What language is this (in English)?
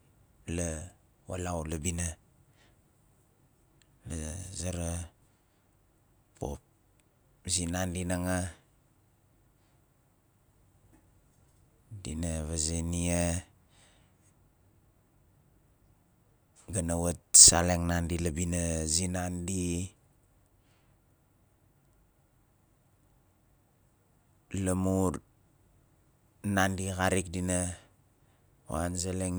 Nalik